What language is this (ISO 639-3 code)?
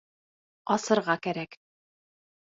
bak